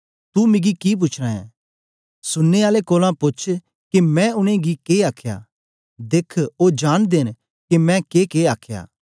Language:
Dogri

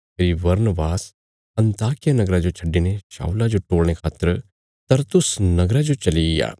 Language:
Bilaspuri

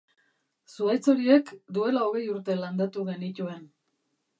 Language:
Basque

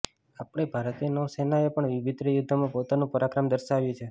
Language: Gujarati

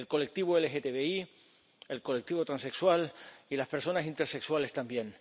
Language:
Spanish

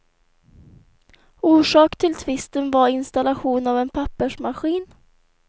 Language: Swedish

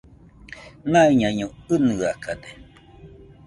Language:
Nüpode Huitoto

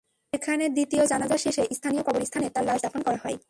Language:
Bangla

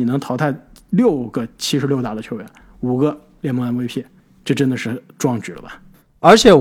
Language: Chinese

